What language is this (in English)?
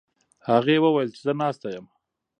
Pashto